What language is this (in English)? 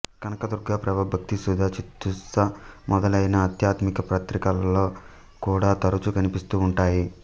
Telugu